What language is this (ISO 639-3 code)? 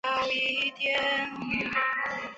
zho